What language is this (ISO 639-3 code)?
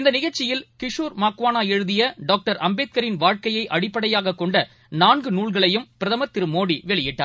tam